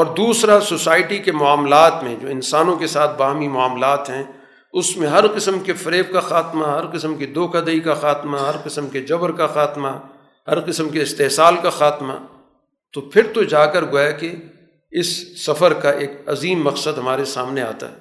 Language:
Urdu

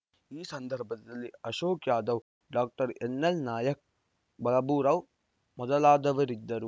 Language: Kannada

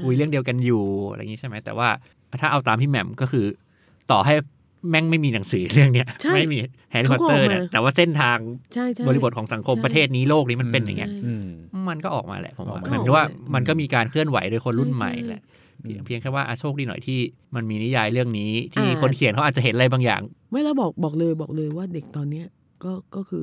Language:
Thai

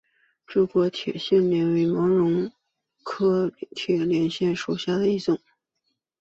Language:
Chinese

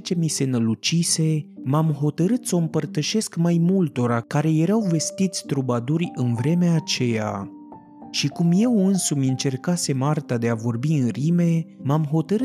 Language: Romanian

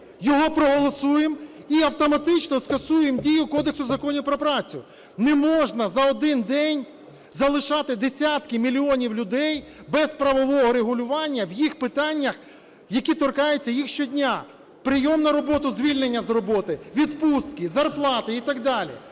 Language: Ukrainian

